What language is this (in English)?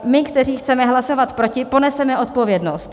Czech